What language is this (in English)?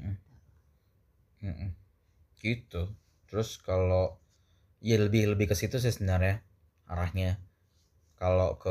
Indonesian